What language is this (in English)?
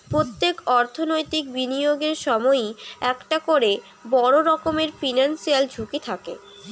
Bangla